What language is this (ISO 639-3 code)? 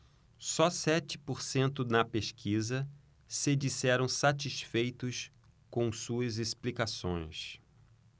por